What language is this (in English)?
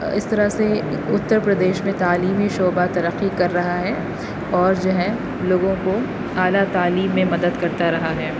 Urdu